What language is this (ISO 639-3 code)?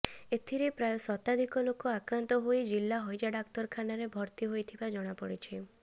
ori